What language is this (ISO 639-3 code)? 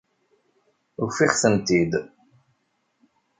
kab